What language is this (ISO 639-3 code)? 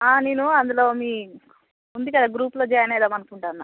tel